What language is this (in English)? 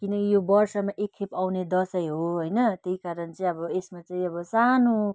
Nepali